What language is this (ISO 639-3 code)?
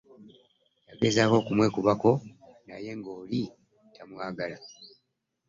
lug